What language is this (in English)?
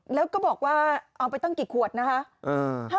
Thai